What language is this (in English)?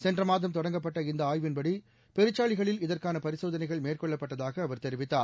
Tamil